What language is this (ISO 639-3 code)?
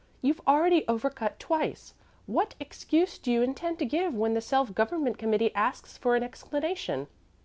eng